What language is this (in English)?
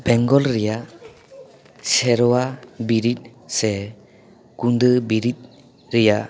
Santali